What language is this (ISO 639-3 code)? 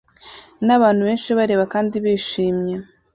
kin